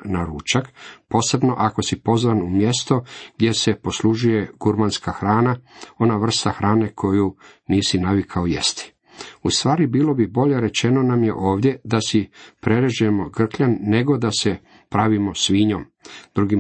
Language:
Croatian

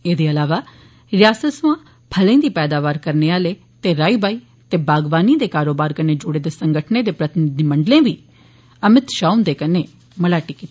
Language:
Dogri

